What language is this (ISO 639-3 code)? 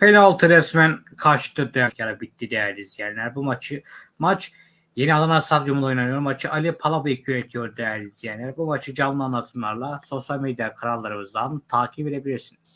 tur